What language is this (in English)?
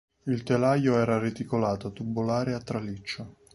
Italian